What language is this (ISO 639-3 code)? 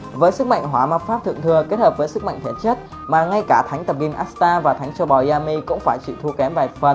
vie